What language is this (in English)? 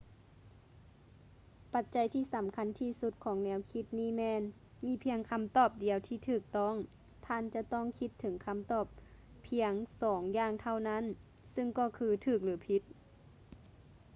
Lao